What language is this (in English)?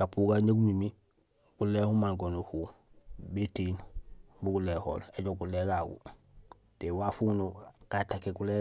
Gusilay